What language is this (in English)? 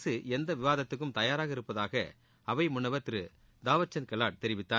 Tamil